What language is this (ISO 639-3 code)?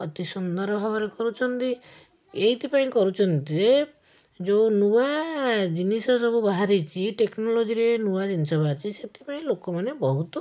ori